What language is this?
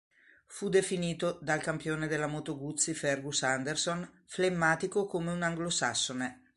Italian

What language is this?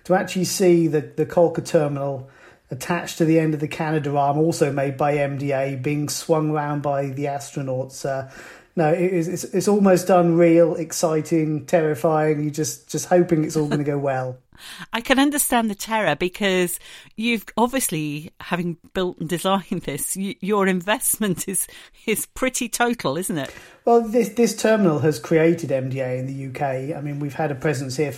English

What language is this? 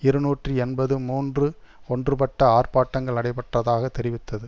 Tamil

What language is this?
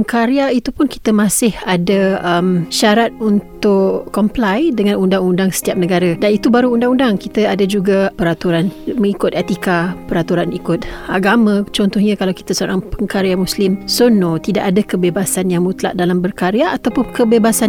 Malay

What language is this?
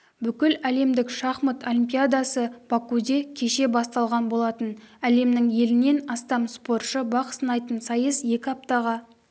Kazakh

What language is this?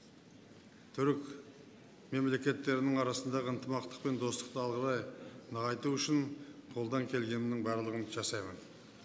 Kazakh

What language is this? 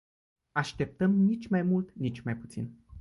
Romanian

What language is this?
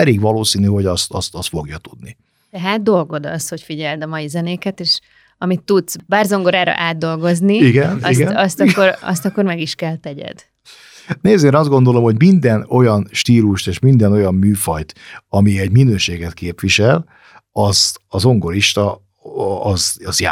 Hungarian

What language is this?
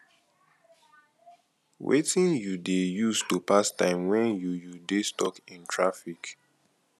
Nigerian Pidgin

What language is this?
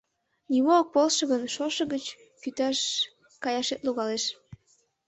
Mari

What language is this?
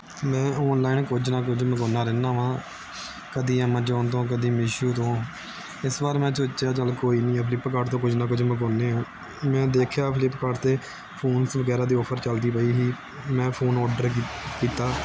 Punjabi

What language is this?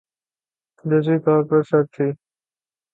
Urdu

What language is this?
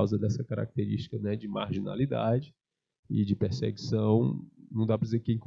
Portuguese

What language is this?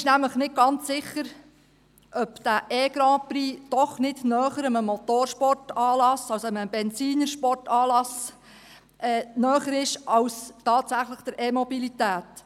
Swiss German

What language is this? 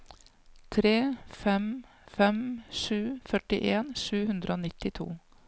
Norwegian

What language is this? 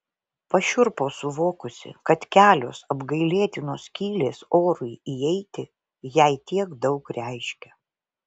Lithuanian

